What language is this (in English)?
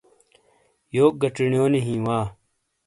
Shina